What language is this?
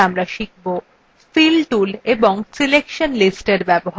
Bangla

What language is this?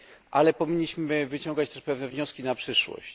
Polish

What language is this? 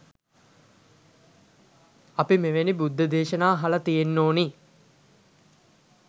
Sinhala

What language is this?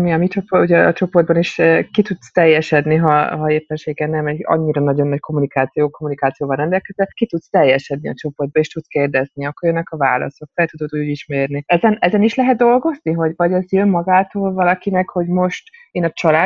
Hungarian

